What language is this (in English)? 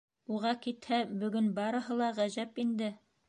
Bashkir